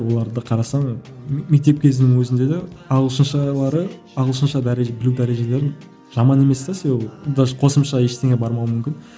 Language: Kazakh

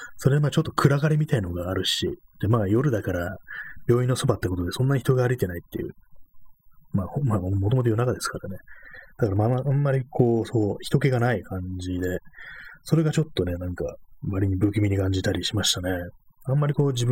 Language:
Japanese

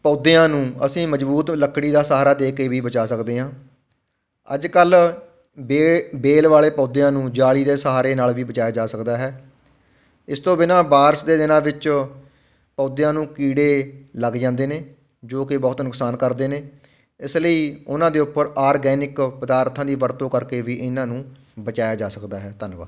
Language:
Punjabi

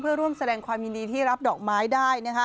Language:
Thai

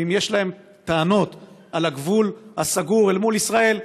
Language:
Hebrew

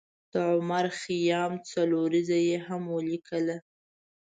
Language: Pashto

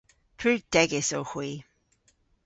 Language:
Cornish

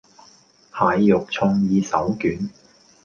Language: Cantonese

